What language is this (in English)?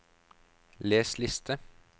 Norwegian